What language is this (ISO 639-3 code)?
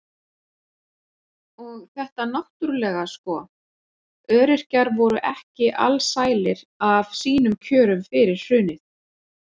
isl